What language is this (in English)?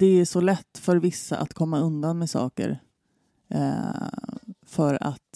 Swedish